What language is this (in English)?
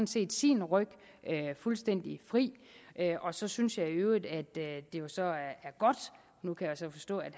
Danish